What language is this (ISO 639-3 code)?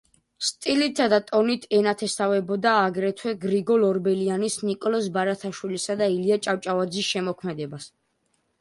kat